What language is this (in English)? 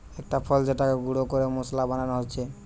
Bangla